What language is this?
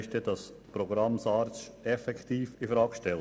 Swiss German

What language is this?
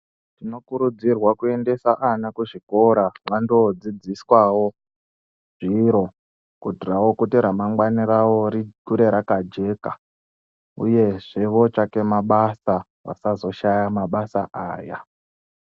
Ndau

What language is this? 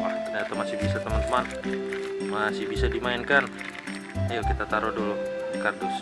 Indonesian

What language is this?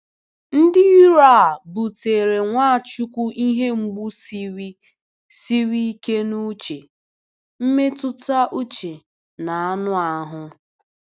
Igbo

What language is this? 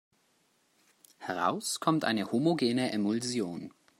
German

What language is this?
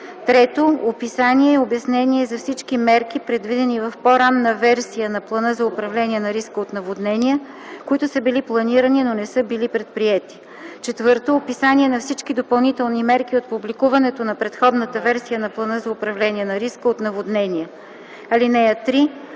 Bulgarian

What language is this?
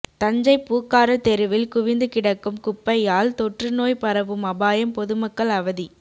Tamil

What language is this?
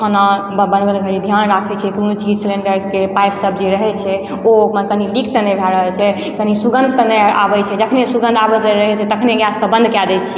Maithili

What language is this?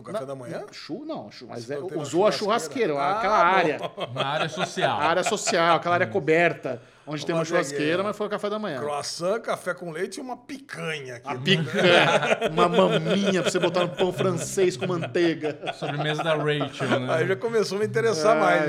Portuguese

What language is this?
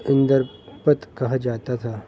Urdu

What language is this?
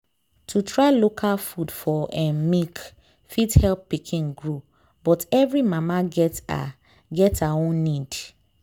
Nigerian Pidgin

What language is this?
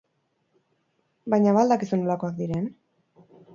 Basque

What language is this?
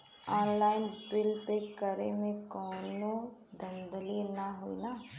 Bhojpuri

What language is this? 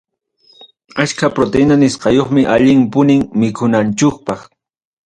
Ayacucho Quechua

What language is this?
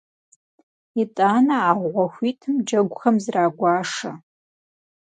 Kabardian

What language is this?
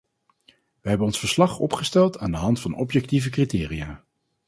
Dutch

